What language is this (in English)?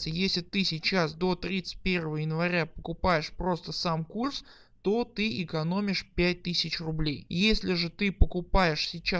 Russian